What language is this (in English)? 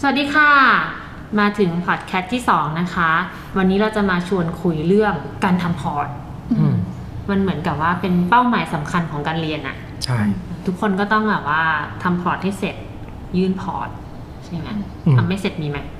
Thai